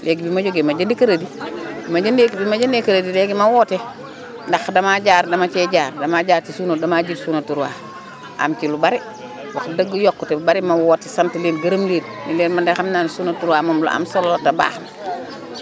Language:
Wolof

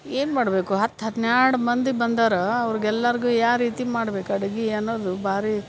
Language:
Kannada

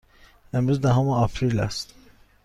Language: Persian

